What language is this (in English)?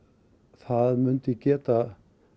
Icelandic